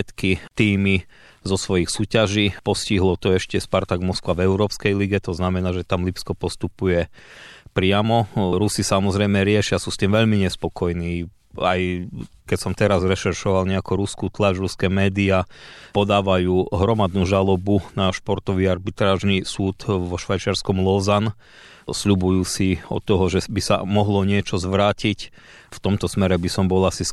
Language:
Slovak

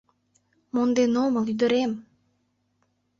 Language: Mari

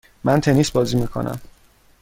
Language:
Persian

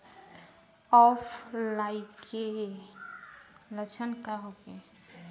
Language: Bhojpuri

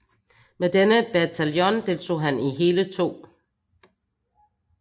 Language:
Danish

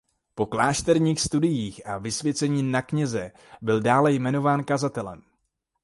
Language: Czech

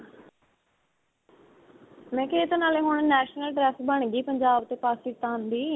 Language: Punjabi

